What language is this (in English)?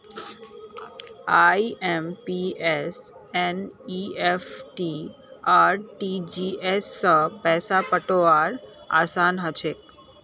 Magahi